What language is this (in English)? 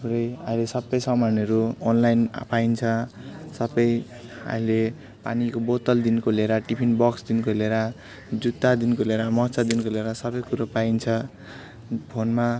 Nepali